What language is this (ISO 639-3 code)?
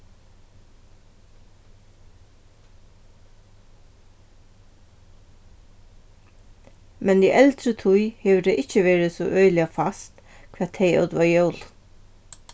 fao